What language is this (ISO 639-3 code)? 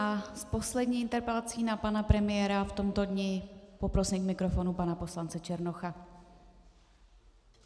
ces